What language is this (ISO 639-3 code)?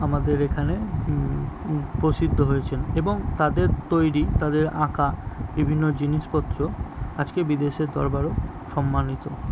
ben